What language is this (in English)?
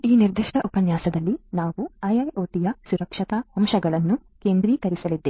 Kannada